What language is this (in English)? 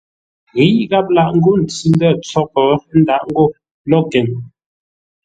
Ngombale